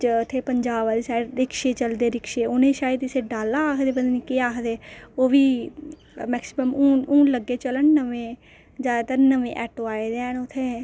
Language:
Dogri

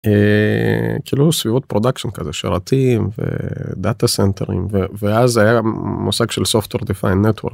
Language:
Hebrew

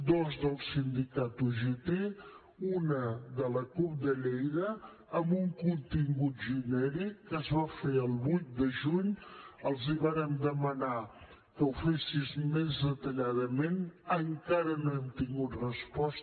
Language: Catalan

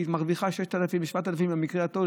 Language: Hebrew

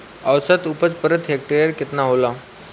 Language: Bhojpuri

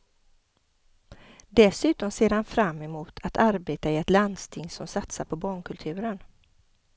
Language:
Swedish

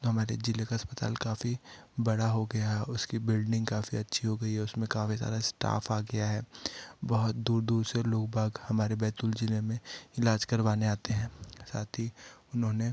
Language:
Hindi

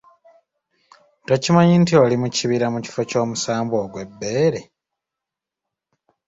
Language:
Ganda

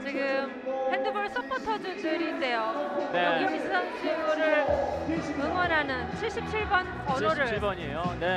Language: Korean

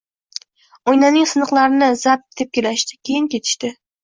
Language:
Uzbek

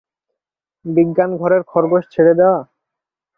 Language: Bangla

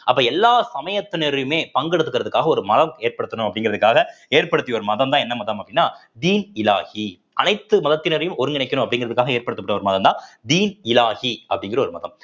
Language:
Tamil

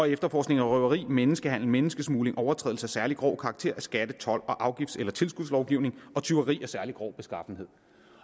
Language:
Danish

